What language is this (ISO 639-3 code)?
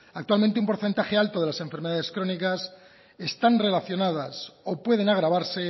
spa